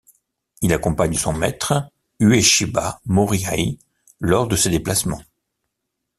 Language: French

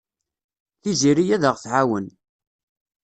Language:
Kabyle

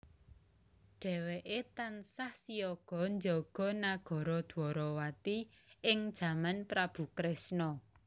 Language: Javanese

